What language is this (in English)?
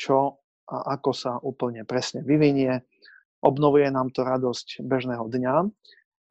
Slovak